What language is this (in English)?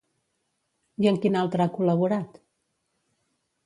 Catalan